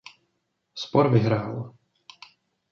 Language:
Czech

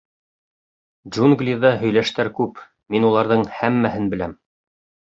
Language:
Bashkir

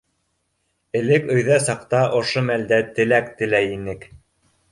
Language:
Bashkir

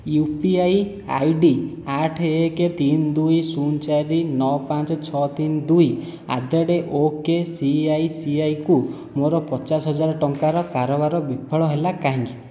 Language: Odia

